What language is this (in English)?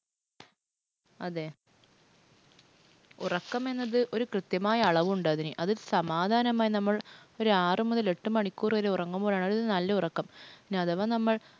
Malayalam